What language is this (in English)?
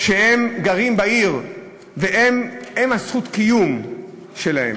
Hebrew